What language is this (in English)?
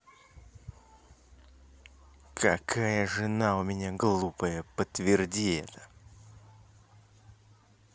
Russian